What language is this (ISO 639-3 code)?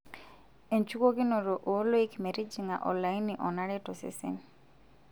mas